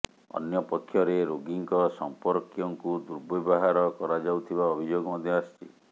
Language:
Odia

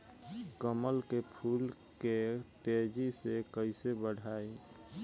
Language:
Bhojpuri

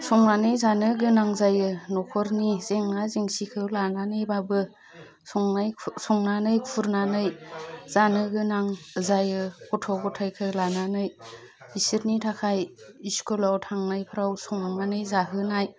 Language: Bodo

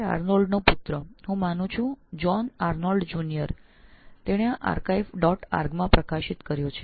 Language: Gujarati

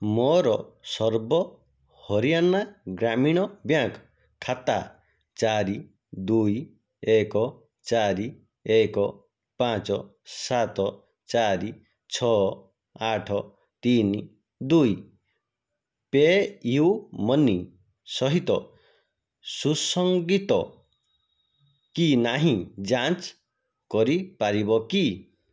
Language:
Odia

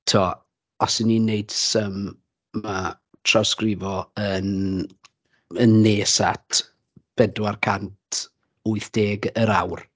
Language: Welsh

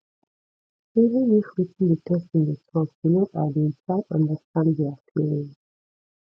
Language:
Nigerian Pidgin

